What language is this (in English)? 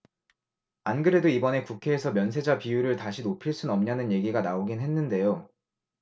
Korean